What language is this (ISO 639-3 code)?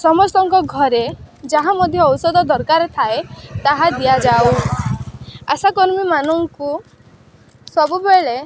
ori